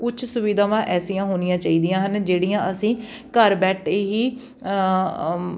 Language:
Punjabi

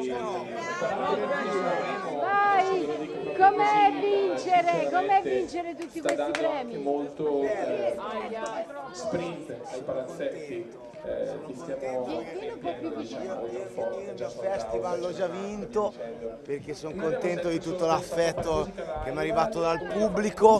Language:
Italian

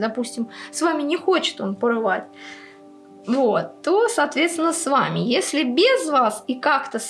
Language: Russian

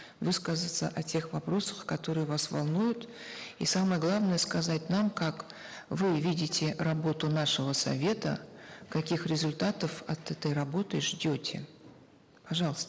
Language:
Kazakh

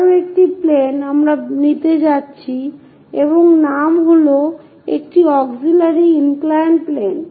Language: Bangla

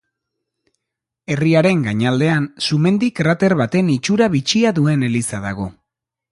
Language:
Basque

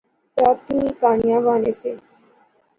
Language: Pahari-Potwari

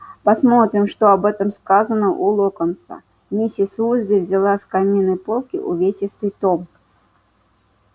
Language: Russian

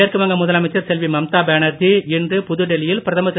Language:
Tamil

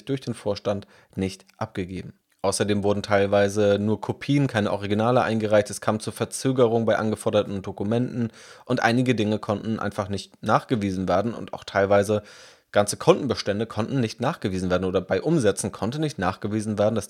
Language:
German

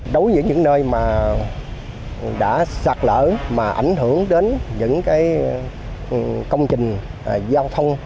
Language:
Vietnamese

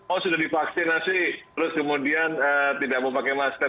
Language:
Indonesian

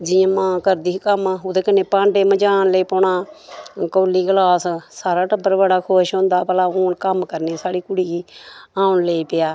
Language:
Dogri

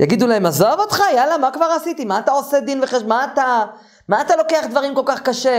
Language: Hebrew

